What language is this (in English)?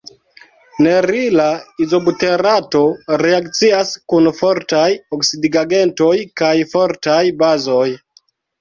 Esperanto